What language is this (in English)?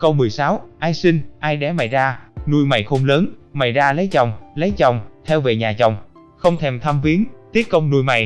Vietnamese